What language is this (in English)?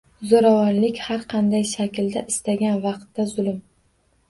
Uzbek